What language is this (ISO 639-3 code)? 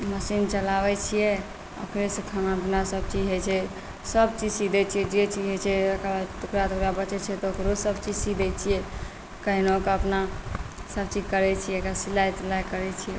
mai